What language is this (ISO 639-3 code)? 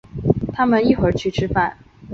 zho